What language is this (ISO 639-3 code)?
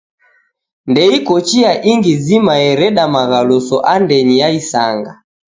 dav